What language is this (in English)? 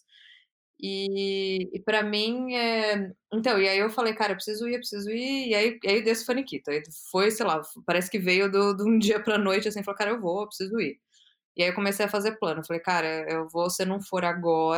Portuguese